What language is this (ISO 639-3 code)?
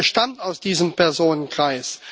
deu